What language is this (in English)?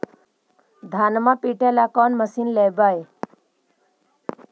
Magahi